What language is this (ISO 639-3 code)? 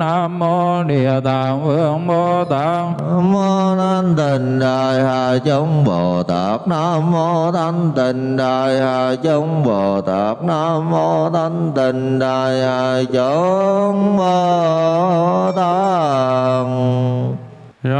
vie